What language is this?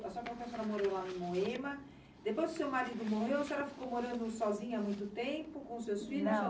Portuguese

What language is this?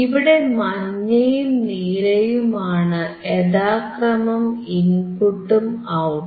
Malayalam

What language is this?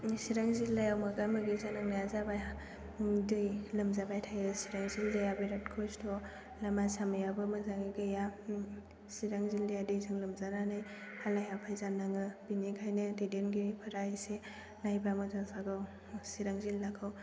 Bodo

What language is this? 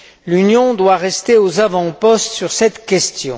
French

